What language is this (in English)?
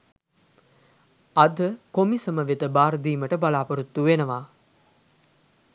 Sinhala